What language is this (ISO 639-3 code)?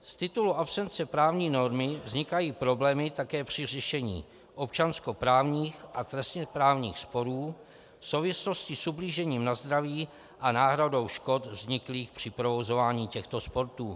ces